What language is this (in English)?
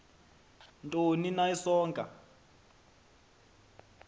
Xhosa